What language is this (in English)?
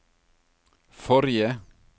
Norwegian